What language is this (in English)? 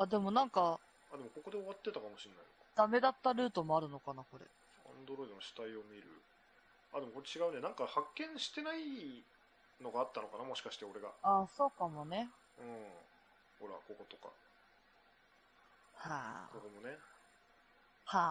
Japanese